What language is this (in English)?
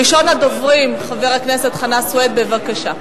Hebrew